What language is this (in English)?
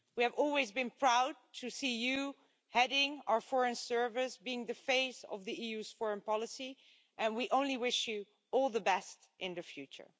English